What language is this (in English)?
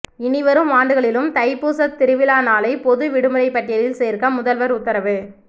Tamil